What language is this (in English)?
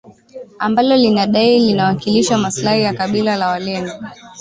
Swahili